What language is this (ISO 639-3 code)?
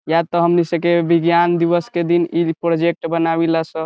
bho